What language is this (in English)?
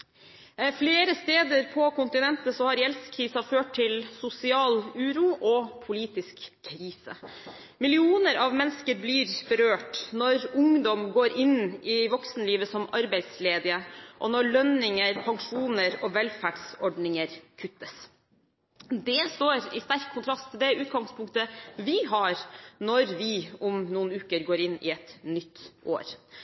Norwegian Bokmål